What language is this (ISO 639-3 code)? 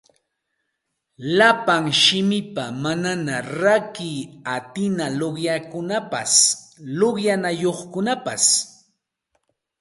qxt